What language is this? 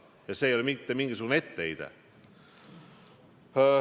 Estonian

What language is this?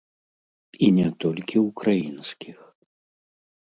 Belarusian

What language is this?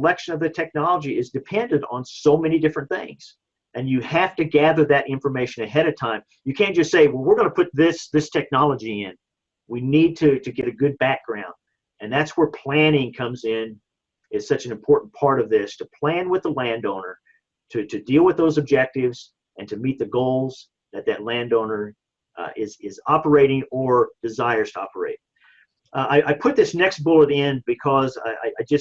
English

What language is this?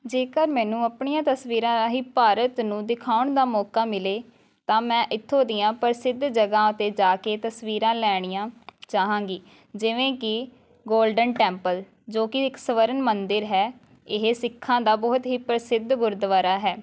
Punjabi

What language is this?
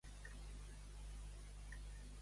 Catalan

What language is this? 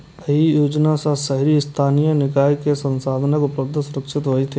Maithili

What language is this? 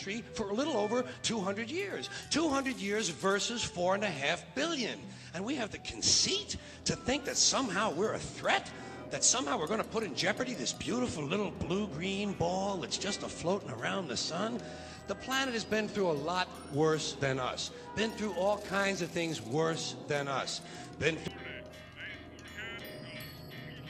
English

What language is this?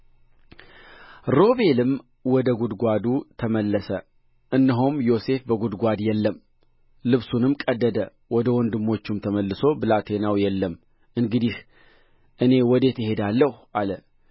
Amharic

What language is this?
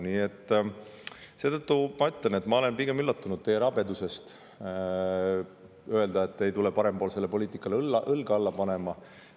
Estonian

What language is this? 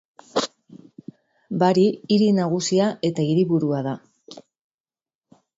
Basque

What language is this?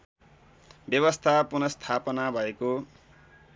Nepali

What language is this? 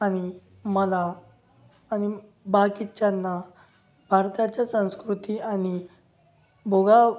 Marathi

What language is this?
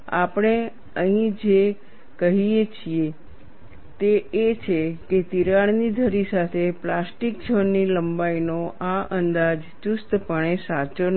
Gujarati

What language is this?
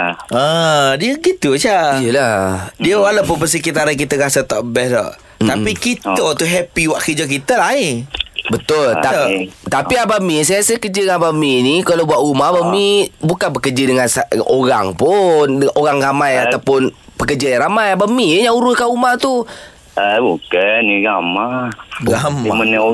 Malay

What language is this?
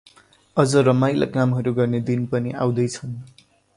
Nepali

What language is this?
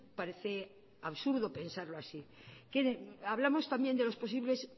Spanish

